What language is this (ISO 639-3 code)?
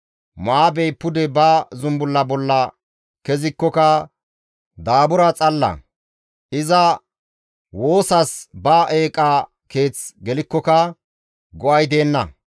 gmv